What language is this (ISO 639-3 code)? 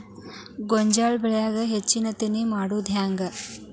kan